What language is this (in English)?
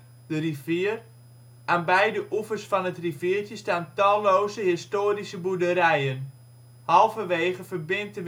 Dutch